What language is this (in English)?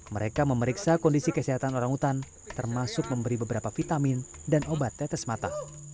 Indonesian